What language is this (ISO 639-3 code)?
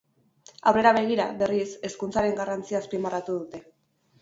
eus